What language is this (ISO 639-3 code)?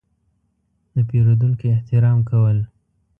pus